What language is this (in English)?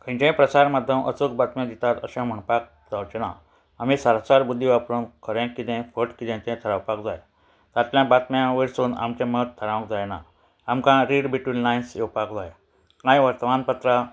Konkani